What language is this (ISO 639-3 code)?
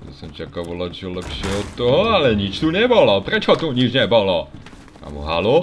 slk